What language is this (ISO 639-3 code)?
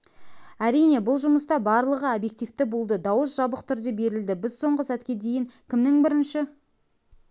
kaz